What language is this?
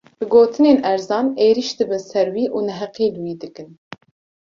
Kurdish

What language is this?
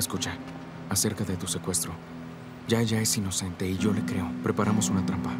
Spanish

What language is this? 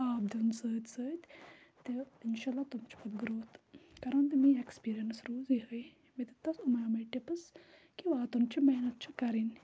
Kashmiri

